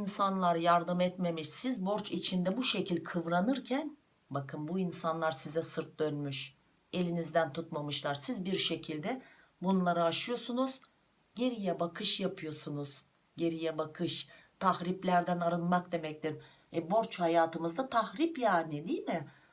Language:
Turkish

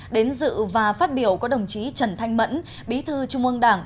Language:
Vietnamese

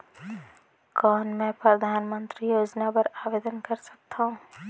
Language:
Chhattisgarhi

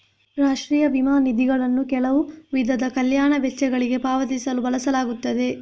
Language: Kannada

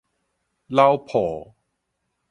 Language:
Min Nan Chinese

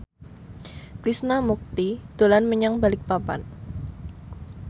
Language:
Javanese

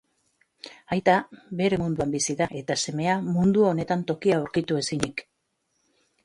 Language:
Basque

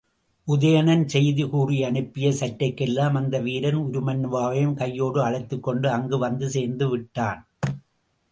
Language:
Tamil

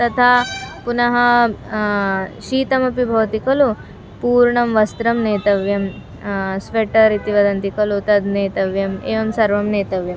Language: Sanskrit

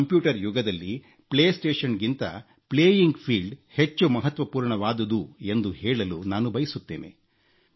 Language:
Kannada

